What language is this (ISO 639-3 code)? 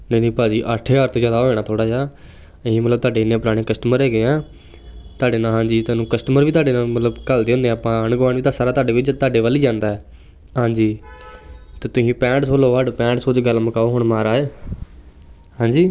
pan